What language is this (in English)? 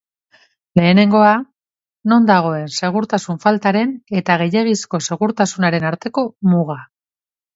Basque